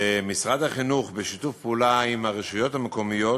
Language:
Hebrew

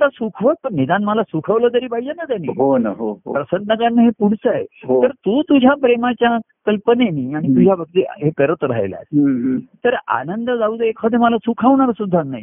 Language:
Marathi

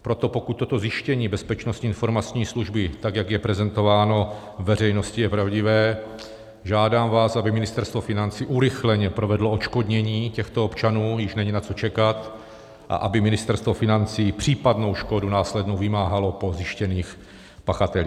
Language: Czech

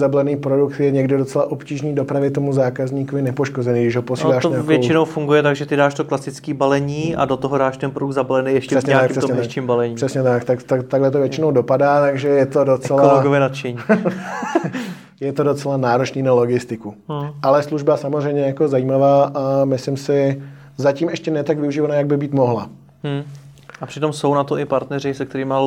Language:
Czech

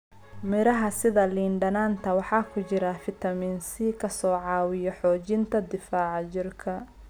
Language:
Somali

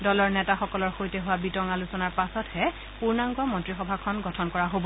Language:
Assamese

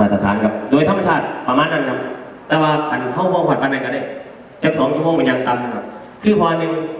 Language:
Thai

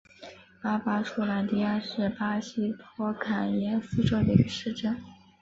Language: Chinese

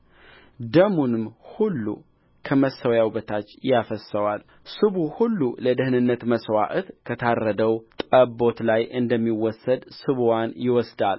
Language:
Amharic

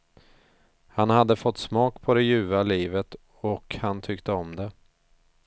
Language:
Swedish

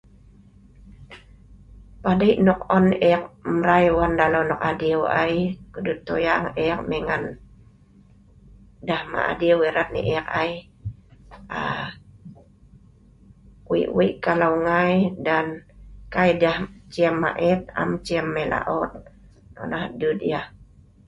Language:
Sa'ban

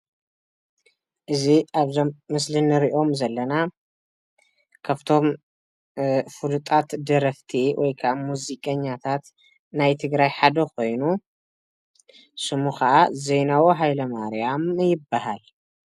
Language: Tigrinya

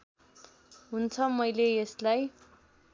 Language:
Nepali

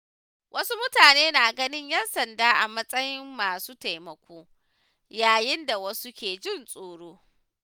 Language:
Hausa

